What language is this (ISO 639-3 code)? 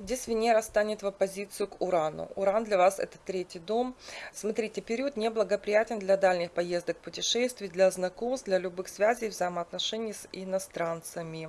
rus